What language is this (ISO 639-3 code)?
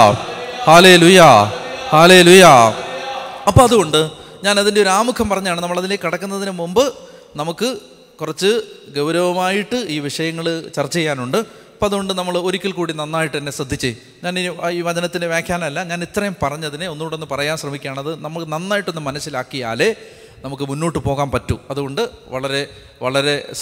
mal